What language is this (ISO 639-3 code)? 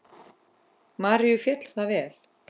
isl